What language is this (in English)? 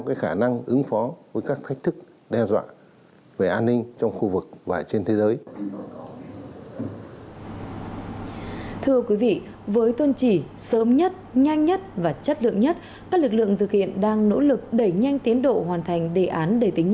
Vietnamese